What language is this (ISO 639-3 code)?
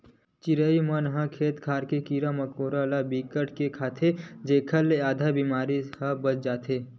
hne